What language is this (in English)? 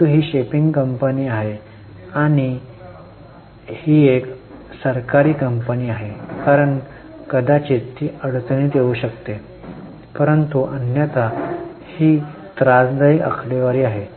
Marathi